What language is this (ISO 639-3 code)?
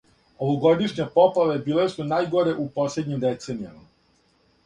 srp